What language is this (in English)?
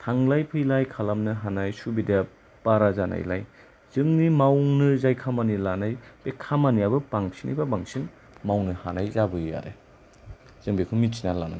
Bodo